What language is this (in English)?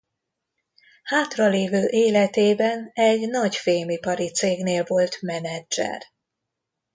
Hungarian